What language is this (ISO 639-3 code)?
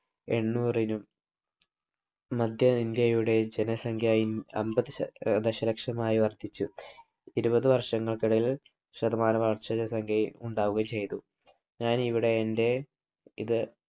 mal